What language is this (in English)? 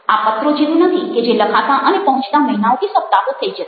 Gujarati